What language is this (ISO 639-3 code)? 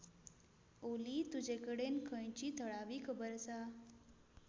kok